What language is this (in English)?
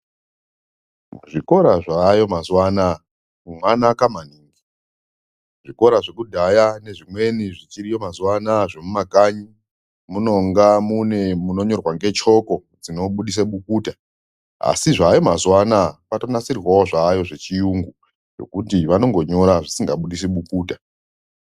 Ndau